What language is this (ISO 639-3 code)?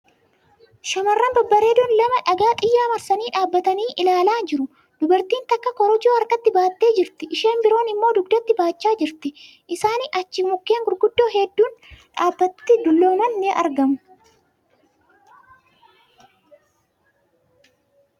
orm